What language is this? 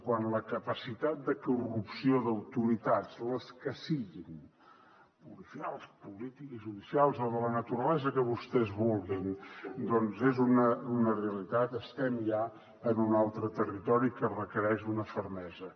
Catalan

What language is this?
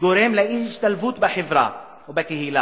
Hebrew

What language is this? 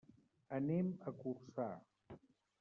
Catalan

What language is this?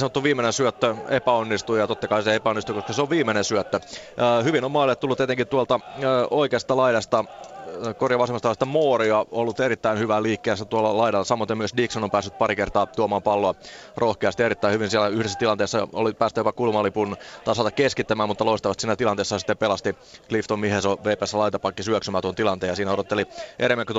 Finnish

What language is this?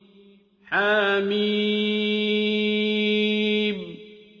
Arabic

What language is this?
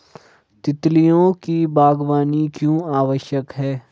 Hindi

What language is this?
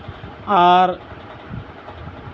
Santali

